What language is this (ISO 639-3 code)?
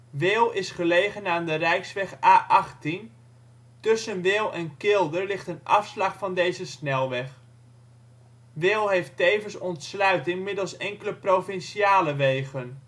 nld